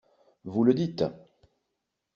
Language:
French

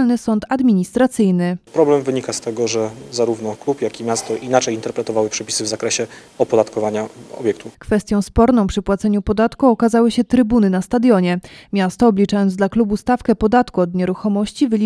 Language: Polish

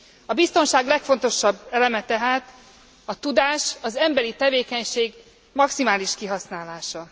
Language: Hungarian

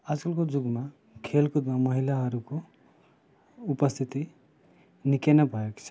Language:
Nepali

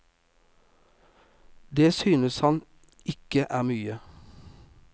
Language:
Norwegian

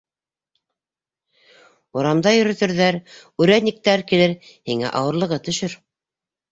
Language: Bashkir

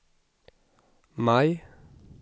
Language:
Swedish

